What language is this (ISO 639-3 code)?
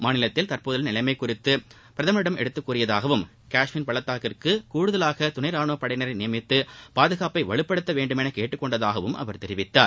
tam